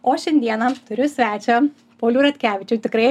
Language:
Lithuanian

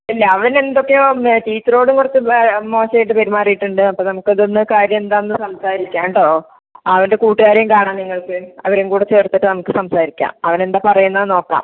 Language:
Malayalam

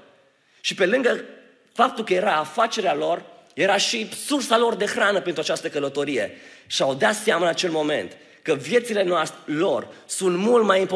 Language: Romanian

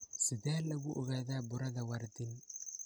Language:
Somali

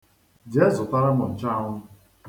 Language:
Igbo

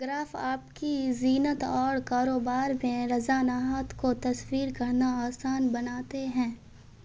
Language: Urdu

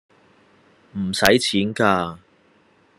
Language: Cantonese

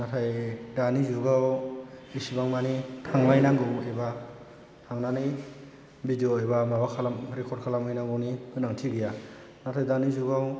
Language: Bodo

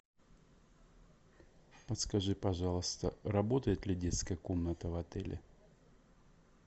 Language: Russian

